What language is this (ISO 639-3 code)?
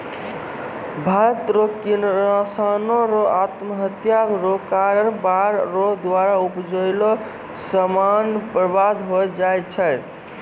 mai